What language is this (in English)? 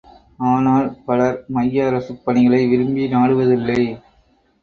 Tamil